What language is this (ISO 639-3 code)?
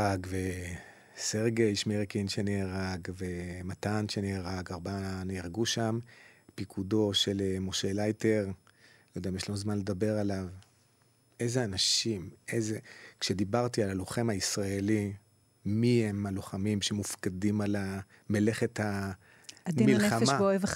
heb